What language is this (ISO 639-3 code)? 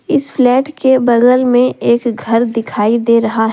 hin